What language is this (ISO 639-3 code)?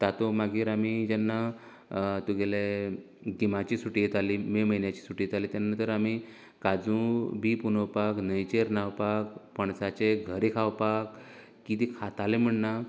kok